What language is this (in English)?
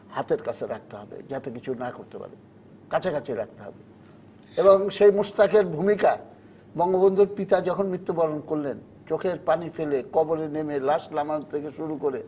Bangla